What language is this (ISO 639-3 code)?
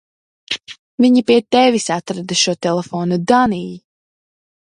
lav